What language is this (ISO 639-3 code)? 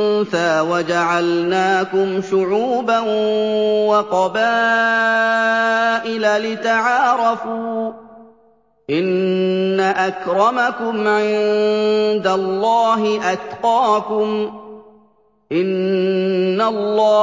ara